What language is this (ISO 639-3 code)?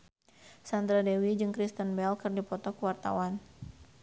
sun